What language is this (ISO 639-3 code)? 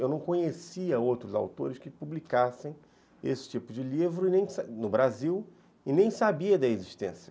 por